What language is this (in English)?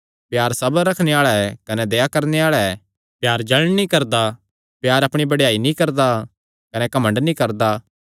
Kangri